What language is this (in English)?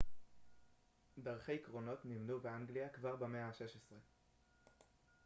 Hebrew